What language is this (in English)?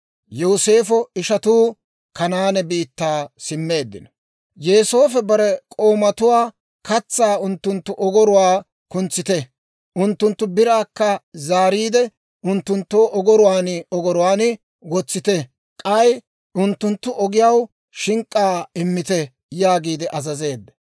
Dawro